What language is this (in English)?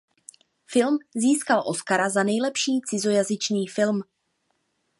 Czech